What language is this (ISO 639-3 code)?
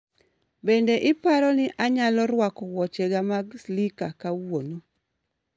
luo